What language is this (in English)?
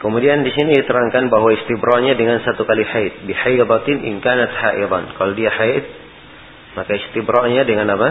Malay